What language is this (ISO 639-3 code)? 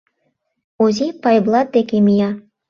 chm